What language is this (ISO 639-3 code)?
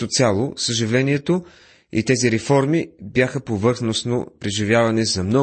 bul